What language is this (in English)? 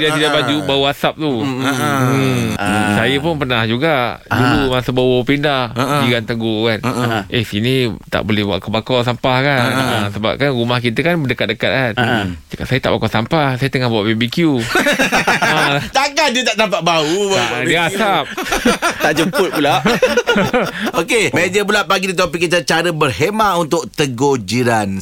Malay